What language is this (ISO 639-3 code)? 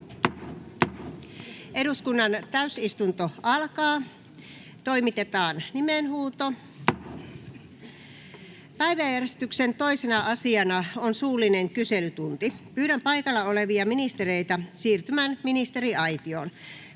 fin